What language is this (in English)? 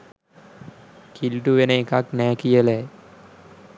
Sinhala